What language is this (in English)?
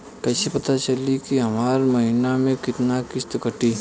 Bhojpuri